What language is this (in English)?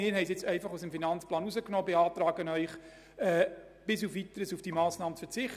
Swiss German